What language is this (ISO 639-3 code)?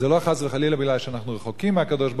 heb